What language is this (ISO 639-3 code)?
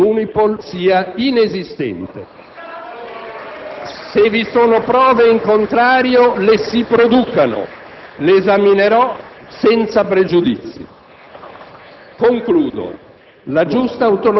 ita